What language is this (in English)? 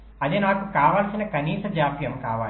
Telugu